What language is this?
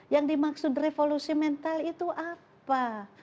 Indonesian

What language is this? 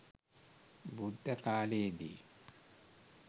Sinhala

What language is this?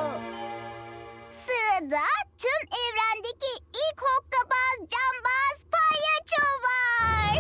Turkish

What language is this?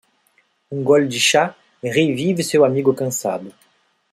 Portuguese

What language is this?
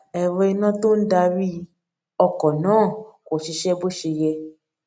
Yoruba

